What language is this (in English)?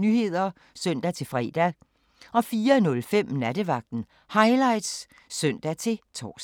Danish